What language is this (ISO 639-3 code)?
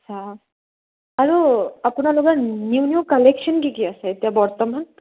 asm